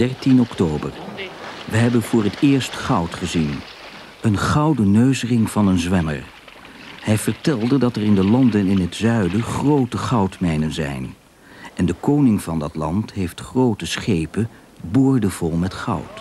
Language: Dutch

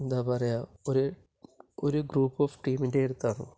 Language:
Malayalam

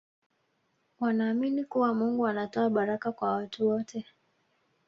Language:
Swahili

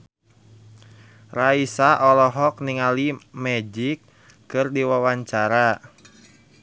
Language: Sundanese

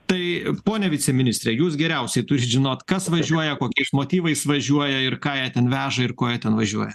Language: Lithuanian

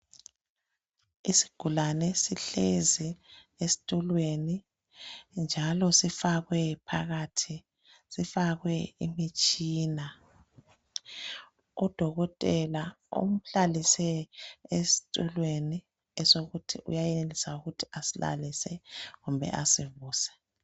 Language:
North Ndebele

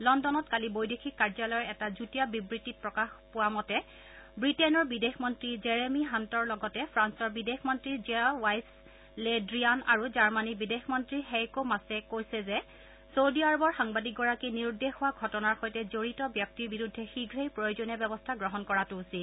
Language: Assamese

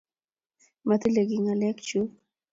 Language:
Kalenjin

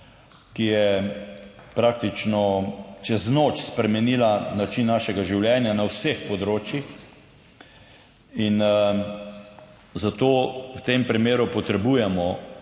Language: Slovenian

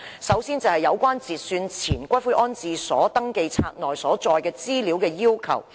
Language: Cantonese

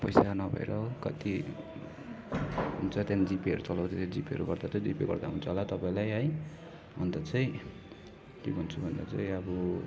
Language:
Nepali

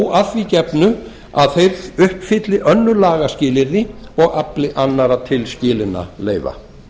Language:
Icelandic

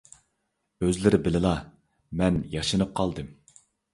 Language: Uyghur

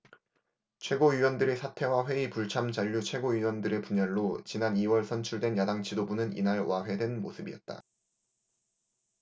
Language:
Korean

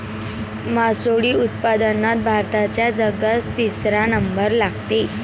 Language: Marathi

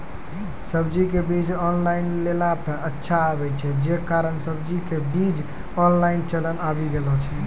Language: Maithili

